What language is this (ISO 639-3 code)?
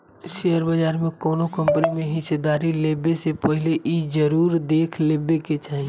bho